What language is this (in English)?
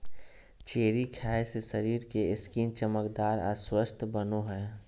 Magahi